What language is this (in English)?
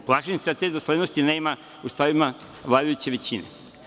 Serbian